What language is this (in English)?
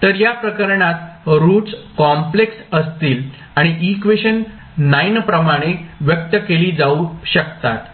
Marathi